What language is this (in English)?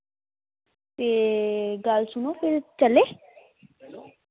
Dogri